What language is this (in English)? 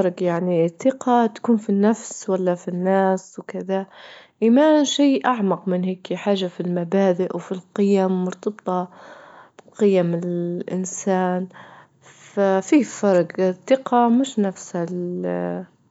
Libyan Arabic